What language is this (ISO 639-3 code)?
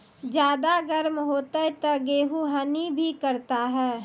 mai